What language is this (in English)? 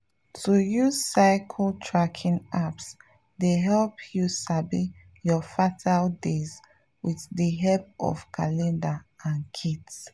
Nigerian Pidgin